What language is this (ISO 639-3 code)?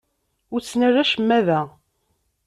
kab